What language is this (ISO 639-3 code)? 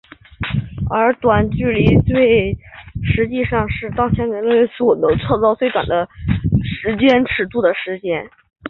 zho